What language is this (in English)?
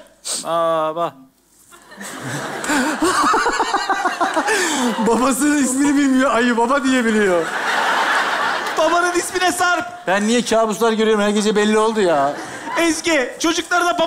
Turkish